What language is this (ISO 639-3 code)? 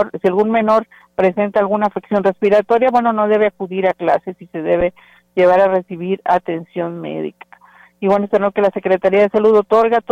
spa